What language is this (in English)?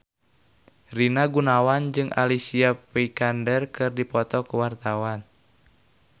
Sundanese